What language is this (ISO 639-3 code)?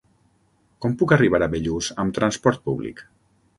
cat